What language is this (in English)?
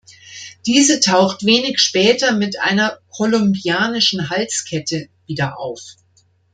German